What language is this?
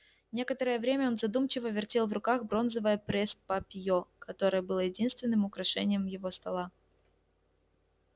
Russian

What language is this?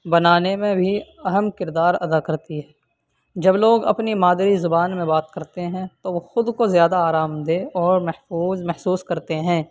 Urdu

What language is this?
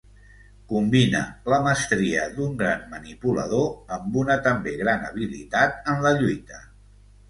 Catalan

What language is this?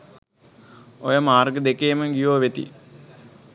Sinhala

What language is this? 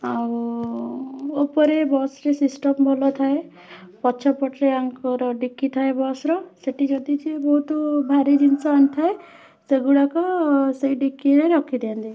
Odia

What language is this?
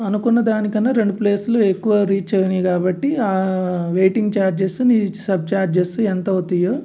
Telugu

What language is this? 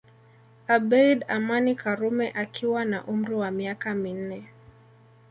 Swahili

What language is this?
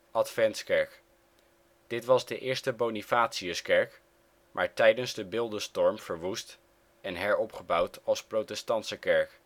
Dutch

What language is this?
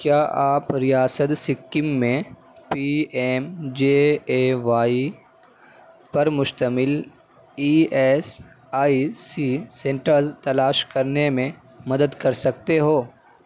Urdu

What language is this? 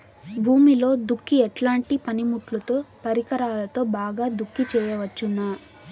Telugu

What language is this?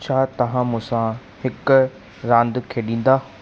Sindhi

